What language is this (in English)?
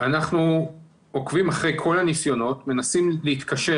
Hebrew